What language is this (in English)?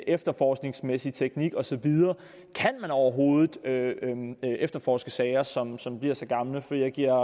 Danish